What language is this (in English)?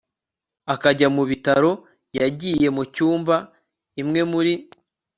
Kinyarwanda